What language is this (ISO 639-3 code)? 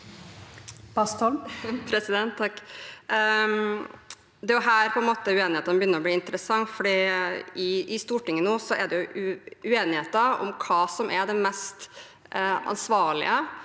nor